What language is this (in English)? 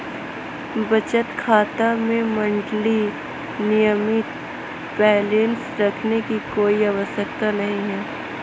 Hindi